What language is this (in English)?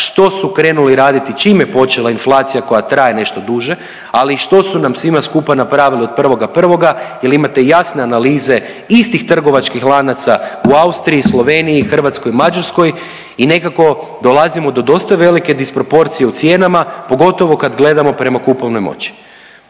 Croatian